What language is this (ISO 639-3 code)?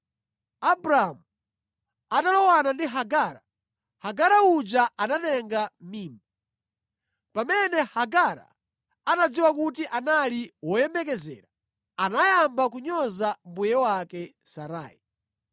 nya